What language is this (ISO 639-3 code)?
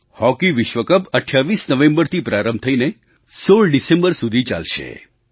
guj